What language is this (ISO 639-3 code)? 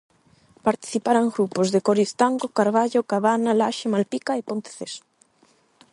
glg